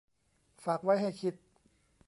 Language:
Thai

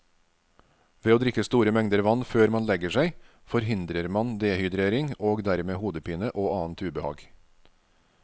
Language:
Norwegian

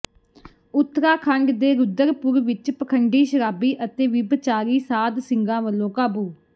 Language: Punjabi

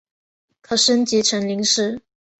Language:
Chinese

